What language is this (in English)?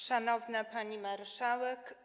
Polish